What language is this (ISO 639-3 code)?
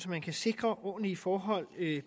dan